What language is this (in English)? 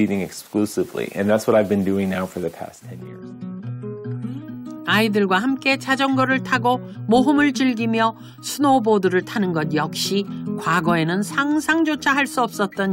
Korean